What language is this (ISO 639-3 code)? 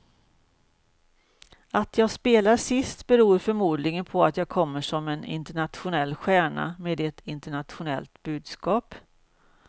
swe